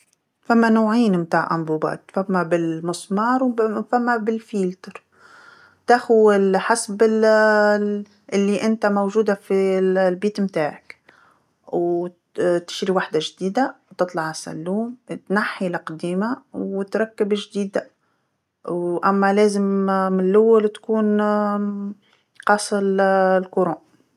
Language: Tunisian Arabic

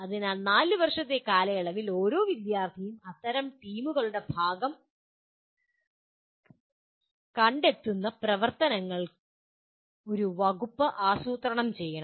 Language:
Malayalam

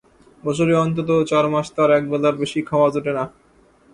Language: Bangla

